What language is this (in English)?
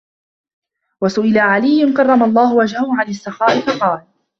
Arabic